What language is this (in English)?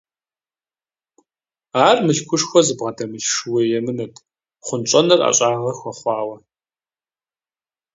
Kabardian